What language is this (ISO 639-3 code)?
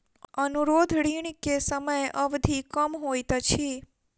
mai